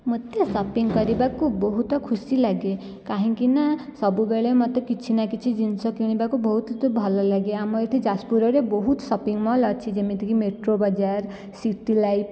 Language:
Odia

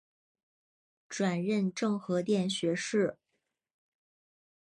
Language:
Chinese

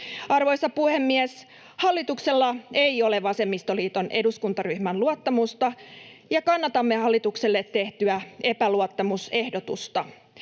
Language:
Finnish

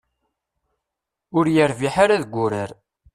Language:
Kabyle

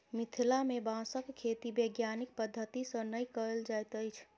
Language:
Maithili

